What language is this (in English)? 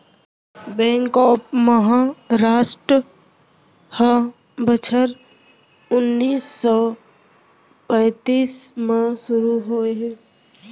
Chhattisgarhi